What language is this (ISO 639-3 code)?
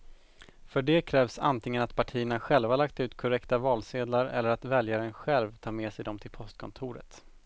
swe